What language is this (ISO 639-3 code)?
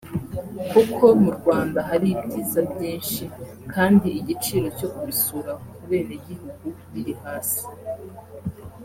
kin